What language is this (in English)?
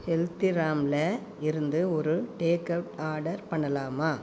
Tamil